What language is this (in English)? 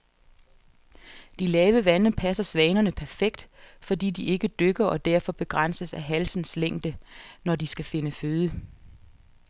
Danish